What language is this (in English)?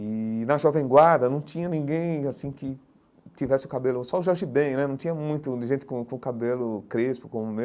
Portuguese